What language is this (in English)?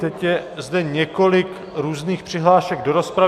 Czech